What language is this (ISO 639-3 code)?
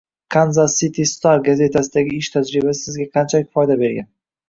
uzb